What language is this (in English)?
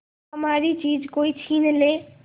Hindi